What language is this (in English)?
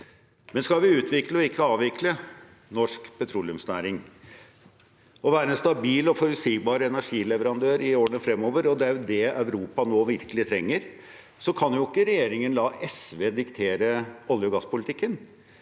Norwegian